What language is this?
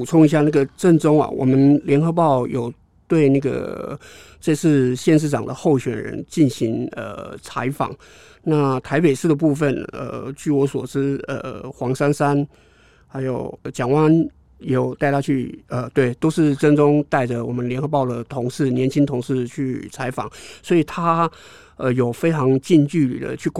Chinese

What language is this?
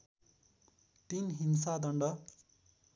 Nepali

